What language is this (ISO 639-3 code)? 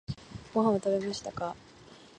jpn